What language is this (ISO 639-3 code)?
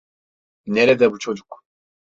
tur